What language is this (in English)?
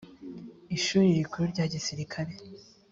Kinyarwanda